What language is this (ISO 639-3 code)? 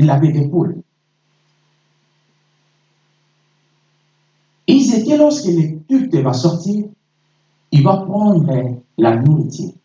fra